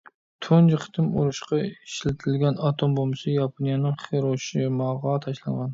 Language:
Uyghur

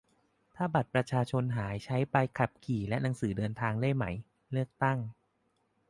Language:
Thai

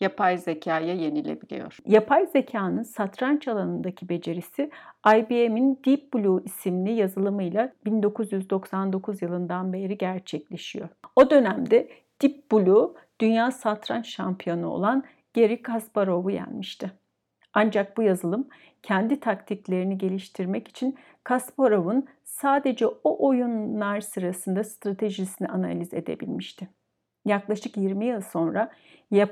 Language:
Turkish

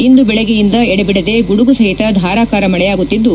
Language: Kannada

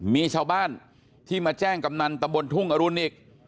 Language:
Thai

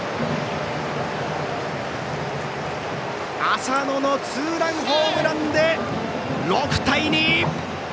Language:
Japanese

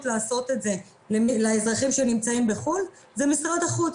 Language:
Hebrew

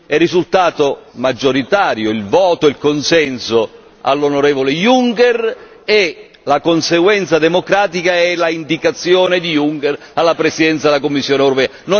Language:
Italian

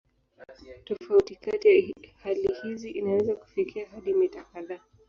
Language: Swahili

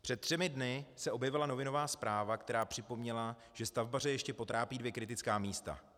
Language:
Czech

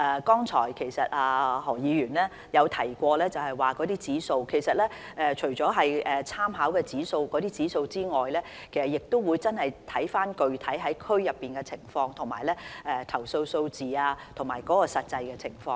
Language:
Cantonese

